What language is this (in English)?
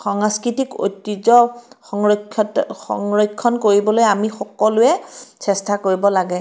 Assamese